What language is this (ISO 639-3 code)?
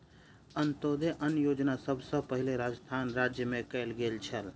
mai